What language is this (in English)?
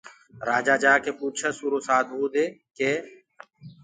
Gurgula